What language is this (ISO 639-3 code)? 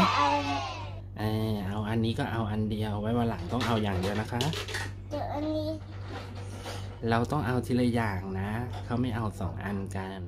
tha